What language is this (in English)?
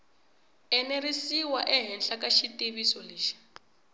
Tsonga